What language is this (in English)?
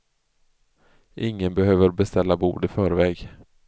Swedish